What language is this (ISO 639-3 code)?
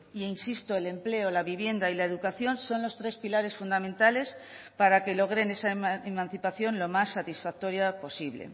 spa